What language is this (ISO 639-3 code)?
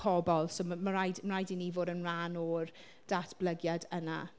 cym